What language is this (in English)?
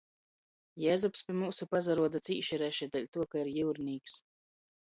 Latgalian